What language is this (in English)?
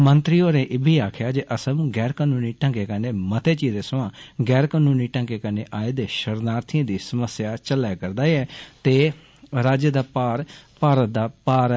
Dogri